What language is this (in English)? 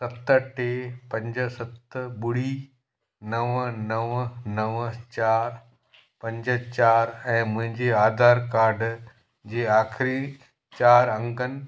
Sindhi